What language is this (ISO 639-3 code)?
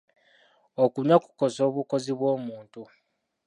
lug